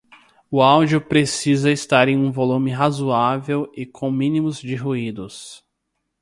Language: Portuguese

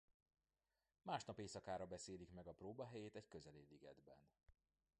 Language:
Hungarian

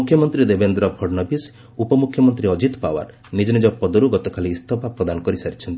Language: Odia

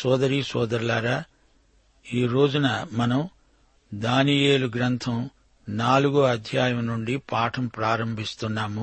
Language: Telugu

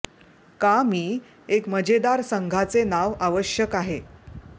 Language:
Marathi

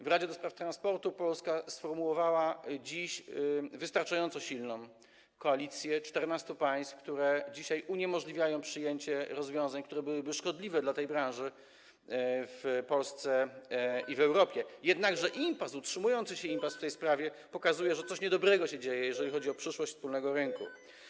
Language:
Polish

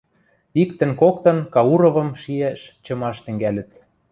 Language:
Western Mari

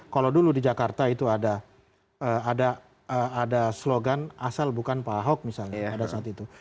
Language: Indonesian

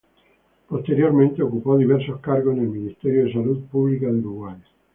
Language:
Spanish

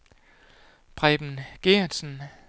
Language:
Danish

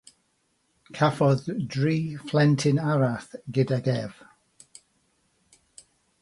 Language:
Welsh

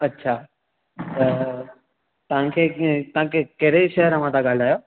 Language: Sindhi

